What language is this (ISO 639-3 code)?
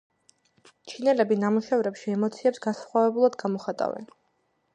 kat